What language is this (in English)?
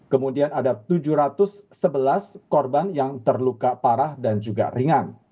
Indonesian